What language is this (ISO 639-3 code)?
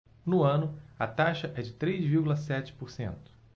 por